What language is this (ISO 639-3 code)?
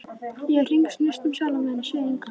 isl